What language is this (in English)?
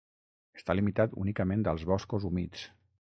Catalan